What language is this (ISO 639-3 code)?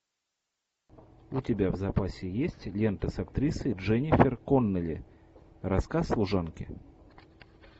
rus